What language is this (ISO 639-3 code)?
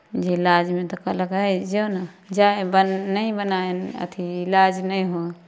mai